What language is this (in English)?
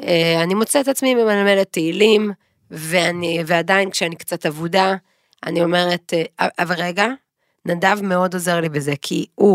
Hebrew